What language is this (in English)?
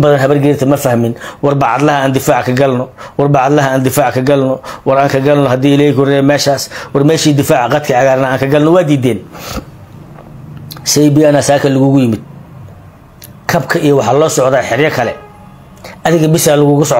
Arabic